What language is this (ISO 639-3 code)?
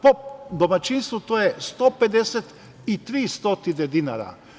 srp